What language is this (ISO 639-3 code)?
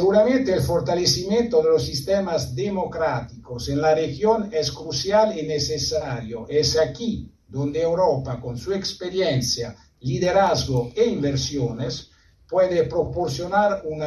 spa